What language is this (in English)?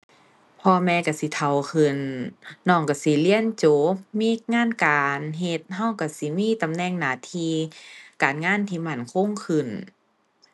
Thai